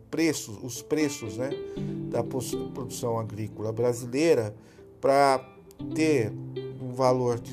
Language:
Portuguese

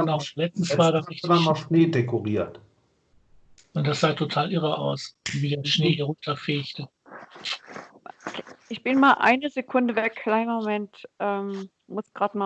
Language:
German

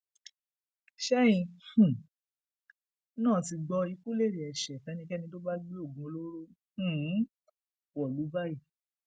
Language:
Yoruba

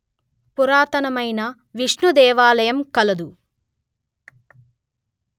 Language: Telugu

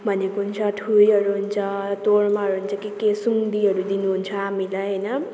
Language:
Nepali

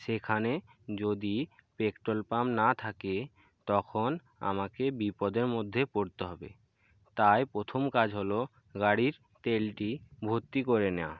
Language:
Bangla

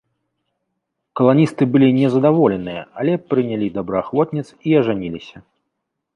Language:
Belarusian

